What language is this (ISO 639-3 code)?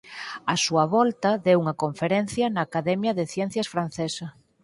glg